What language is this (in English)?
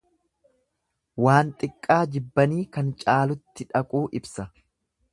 Oromo